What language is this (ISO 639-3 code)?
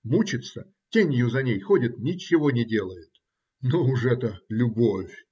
rus